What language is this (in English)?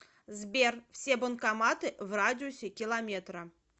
Russian